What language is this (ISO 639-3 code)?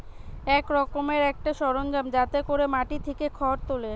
ben